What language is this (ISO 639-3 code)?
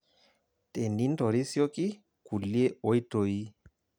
mas